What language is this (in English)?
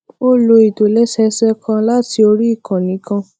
Yoruba